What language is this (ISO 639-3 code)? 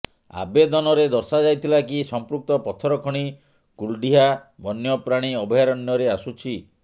ori